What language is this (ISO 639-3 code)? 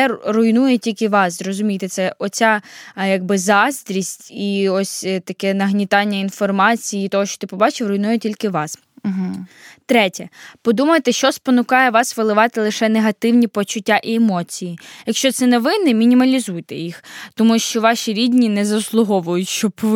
ukr